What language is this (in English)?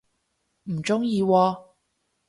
Cantonese